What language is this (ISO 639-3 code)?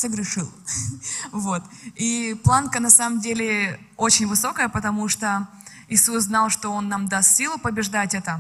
rus